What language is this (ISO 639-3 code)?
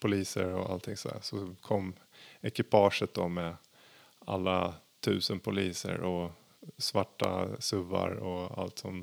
swe